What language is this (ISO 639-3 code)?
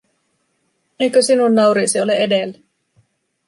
fin